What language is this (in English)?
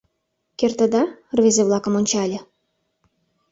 Mari